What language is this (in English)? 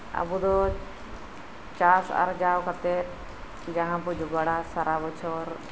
Santali